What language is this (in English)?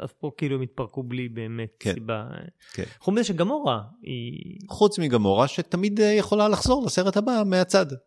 Hebrew